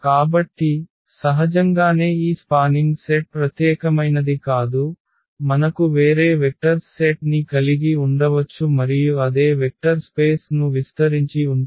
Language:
Telugu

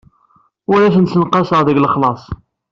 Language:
Kabyle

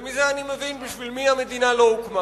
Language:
Hebrew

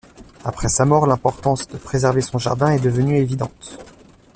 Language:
French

